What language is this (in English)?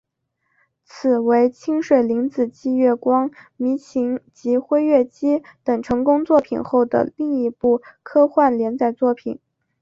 Chinese